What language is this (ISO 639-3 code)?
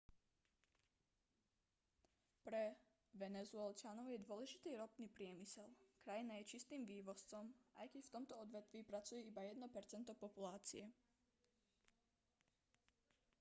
slk